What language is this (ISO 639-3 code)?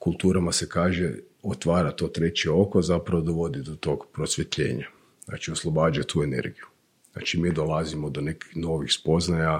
hrv